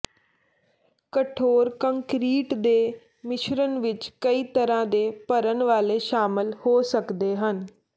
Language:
Punjabi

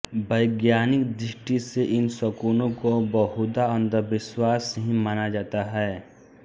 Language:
Hindi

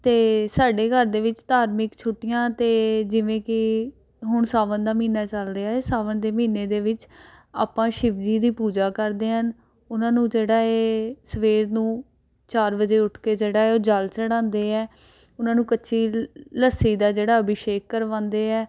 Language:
Punjabi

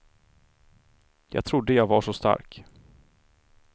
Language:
Swedish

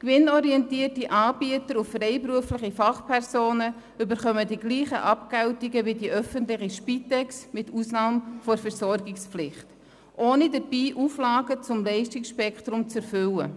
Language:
Swiss German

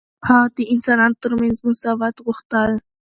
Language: Pashto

